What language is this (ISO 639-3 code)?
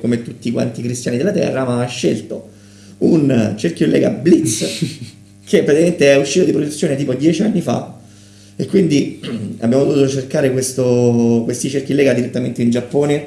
ita